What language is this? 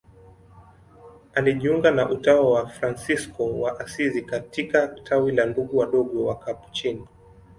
Swahili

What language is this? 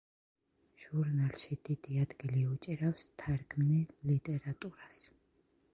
Georgian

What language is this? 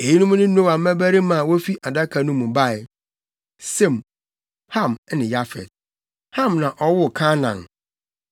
Akan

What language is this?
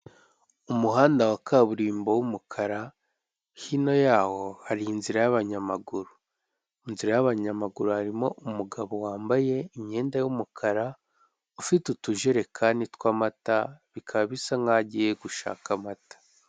Kinyarwanda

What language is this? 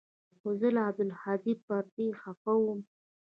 Pashto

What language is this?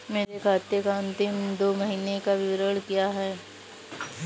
Hindi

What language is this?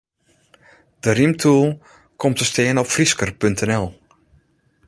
Western Frisian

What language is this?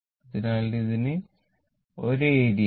Malayalam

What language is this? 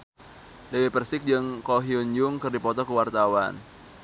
Sundanese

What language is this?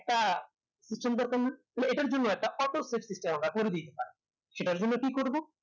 Bangla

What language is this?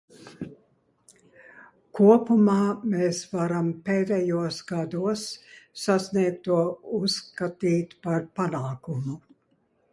Latvian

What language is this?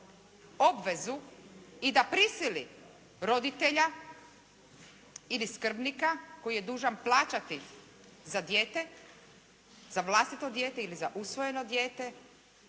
Croatian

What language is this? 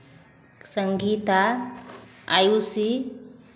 Hindi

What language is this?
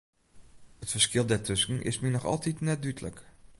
Western Frisian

